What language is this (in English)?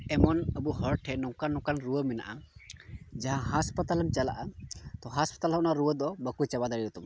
Santali